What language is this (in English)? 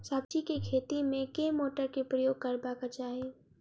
Maithili